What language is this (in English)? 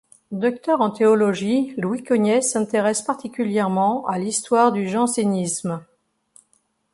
French